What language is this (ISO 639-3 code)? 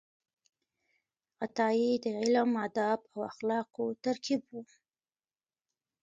pus